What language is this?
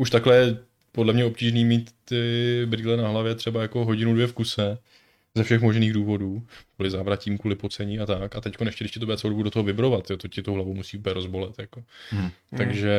Czech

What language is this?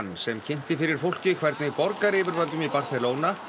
Icelandic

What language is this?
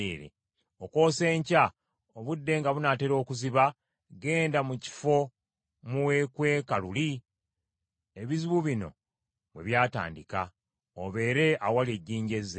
Ganda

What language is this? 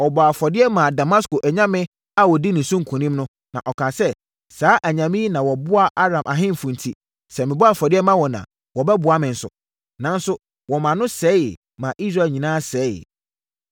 Akan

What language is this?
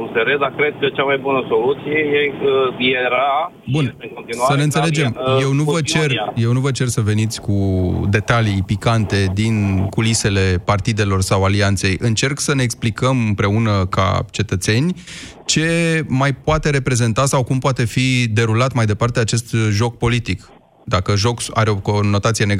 Romanian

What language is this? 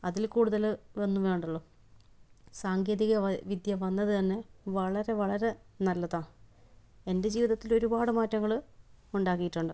Malayalam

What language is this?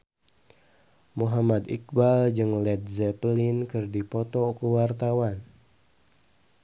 Sundanese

